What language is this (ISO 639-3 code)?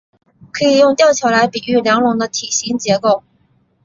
zho